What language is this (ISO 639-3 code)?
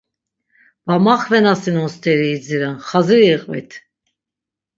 lzz